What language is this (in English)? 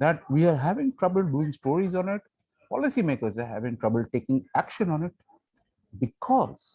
English